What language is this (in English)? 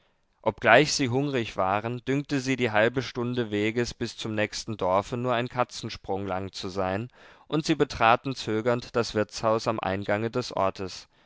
German